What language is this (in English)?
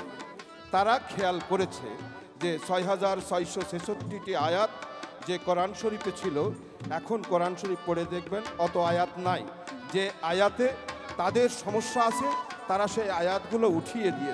Arabic